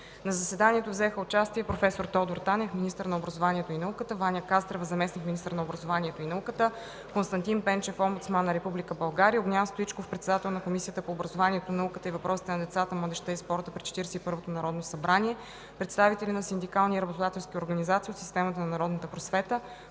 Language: Bulgarian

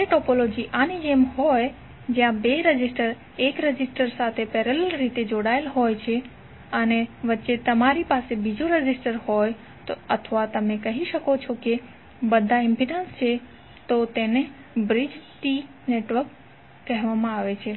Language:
Gujarati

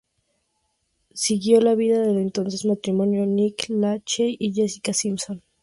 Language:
Spanish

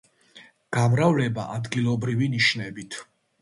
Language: Georgian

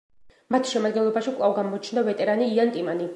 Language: Georgian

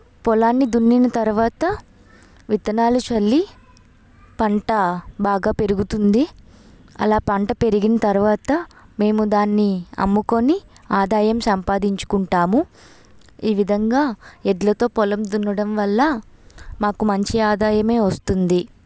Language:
Telugu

